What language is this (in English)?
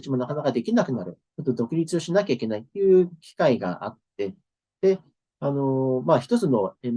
Japanese